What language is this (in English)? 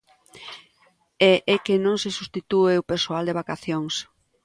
Galician